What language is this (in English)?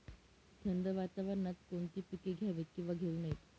Marathi